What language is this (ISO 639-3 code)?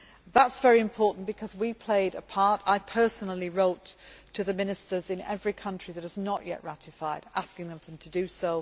eng